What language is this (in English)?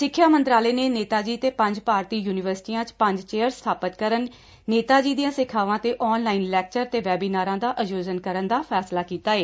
Punjabi